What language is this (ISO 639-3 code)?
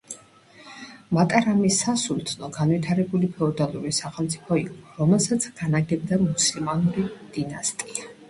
kat